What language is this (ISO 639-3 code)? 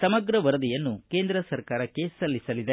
kan